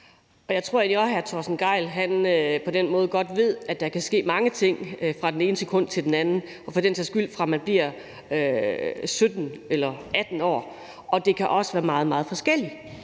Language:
Danish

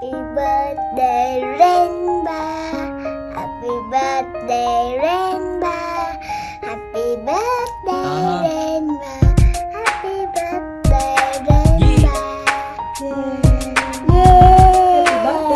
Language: Vietnamese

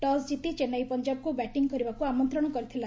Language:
Odia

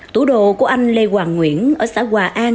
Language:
Vietnamese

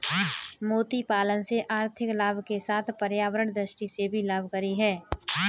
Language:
Hindi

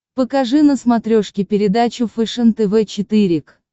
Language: Russian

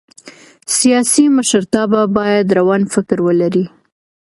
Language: Pashto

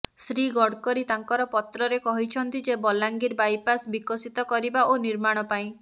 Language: Odia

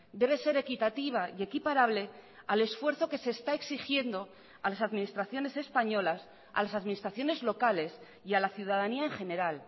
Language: Spanish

